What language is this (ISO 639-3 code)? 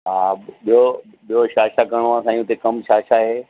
snd